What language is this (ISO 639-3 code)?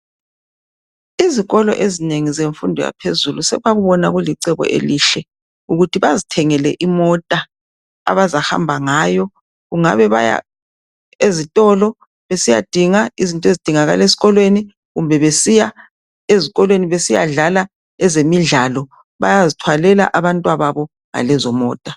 nde